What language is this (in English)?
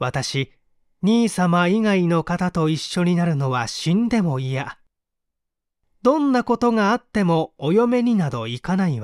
Japanese